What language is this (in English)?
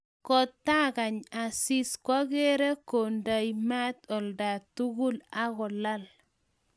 Kalenjin